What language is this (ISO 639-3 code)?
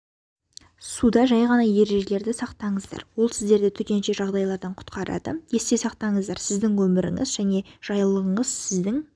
kaz